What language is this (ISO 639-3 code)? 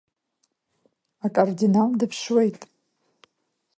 abk